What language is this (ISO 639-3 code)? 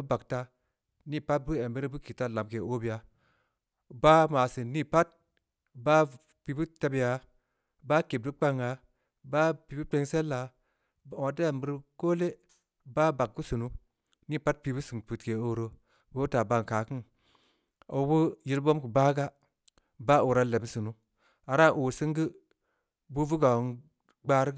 ndi